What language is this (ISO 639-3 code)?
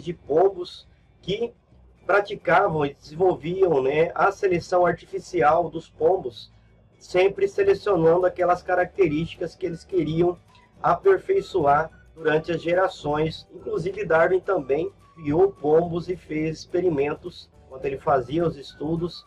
por